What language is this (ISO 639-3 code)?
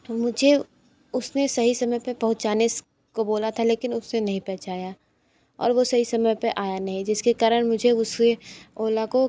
hin